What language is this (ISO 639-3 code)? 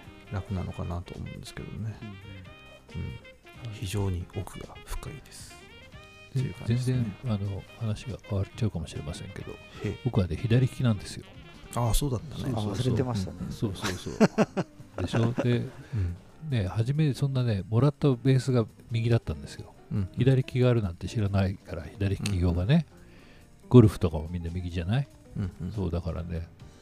jpn